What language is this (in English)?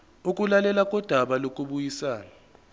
Zulu